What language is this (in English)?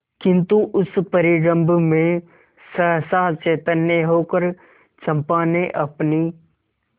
Hindi